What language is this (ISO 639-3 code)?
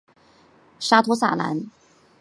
zho